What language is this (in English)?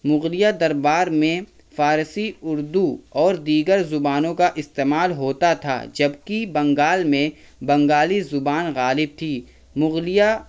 Urdu